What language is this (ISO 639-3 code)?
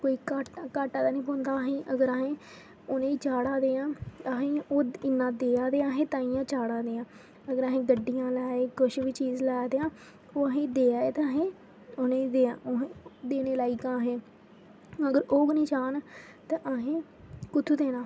doi